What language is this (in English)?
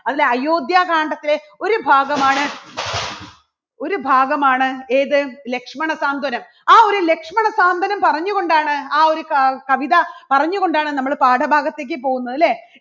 Malayalam